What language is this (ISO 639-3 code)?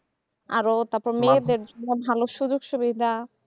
ben